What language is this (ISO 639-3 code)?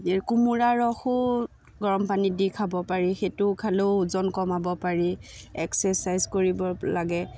asm